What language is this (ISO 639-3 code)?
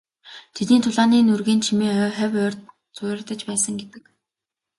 mon